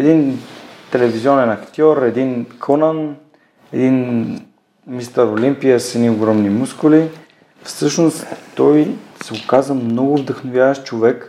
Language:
Bulgarian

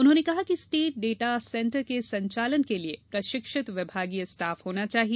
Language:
Hindi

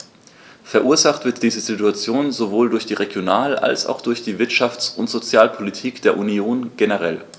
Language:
German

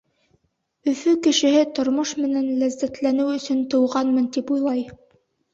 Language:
Bashkir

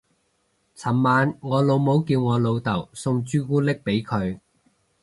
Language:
Cantonese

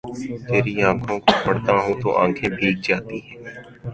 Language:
Urdu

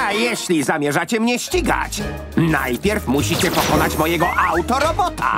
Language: Polish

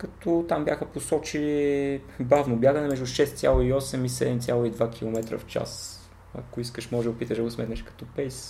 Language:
Bulgarian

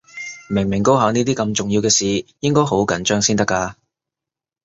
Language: Cantonese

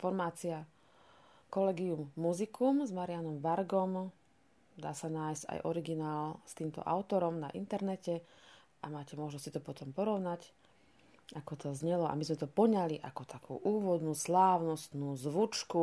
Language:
Slovak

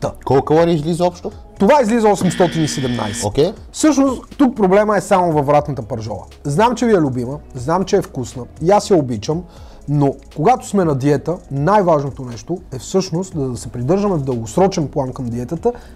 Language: Bulgarian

